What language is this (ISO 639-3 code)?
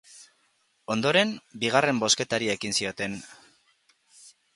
eus